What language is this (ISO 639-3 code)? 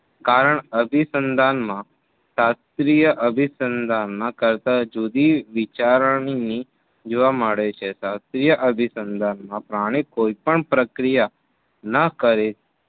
guj